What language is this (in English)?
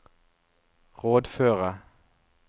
Norwegian